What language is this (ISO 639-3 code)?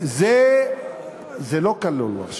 heb